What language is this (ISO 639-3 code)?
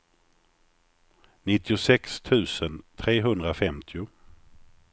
swe